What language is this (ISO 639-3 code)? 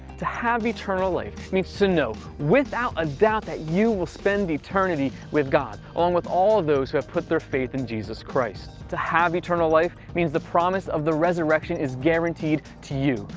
eng